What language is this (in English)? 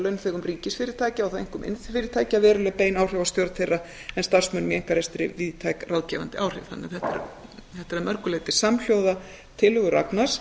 Icelandic